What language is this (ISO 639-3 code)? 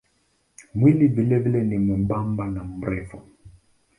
swa